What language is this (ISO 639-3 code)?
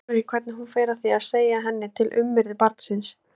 isl